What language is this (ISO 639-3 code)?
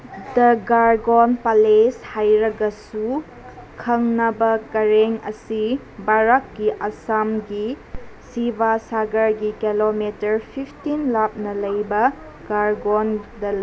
mni